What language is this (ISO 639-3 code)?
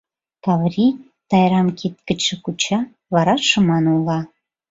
chm